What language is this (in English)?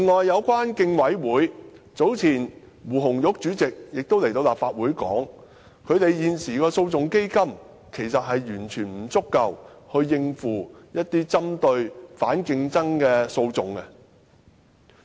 Cantonese